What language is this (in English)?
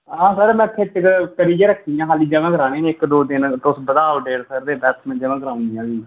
Dogri